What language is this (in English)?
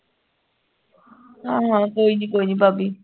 Punjabi